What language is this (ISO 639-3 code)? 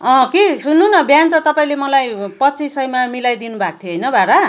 nep